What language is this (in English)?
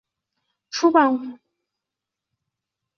Chinese